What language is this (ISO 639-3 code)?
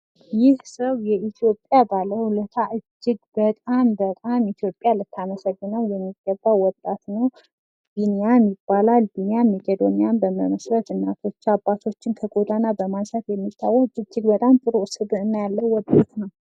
amh